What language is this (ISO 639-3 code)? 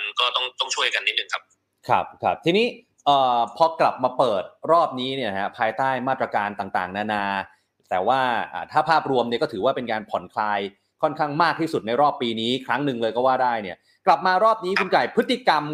tha